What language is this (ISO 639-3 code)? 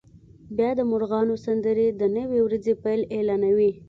pus